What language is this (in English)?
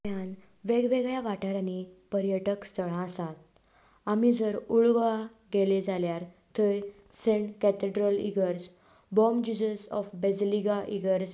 Konkani